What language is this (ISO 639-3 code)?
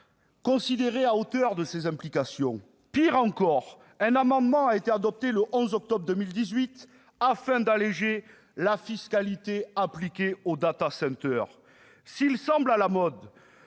fra